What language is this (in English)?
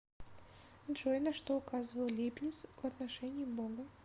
Russian